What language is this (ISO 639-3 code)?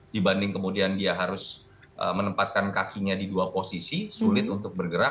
ind